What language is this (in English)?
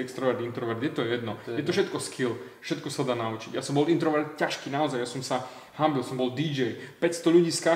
Slovak